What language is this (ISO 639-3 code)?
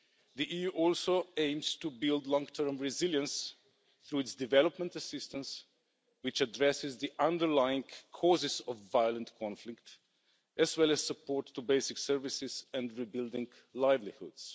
eng